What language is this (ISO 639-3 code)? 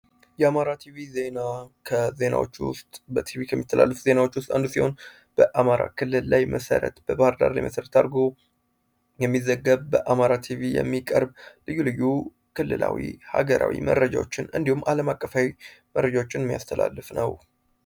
amh